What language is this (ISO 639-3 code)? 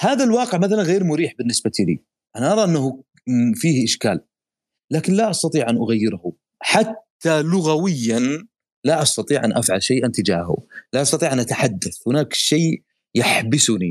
ara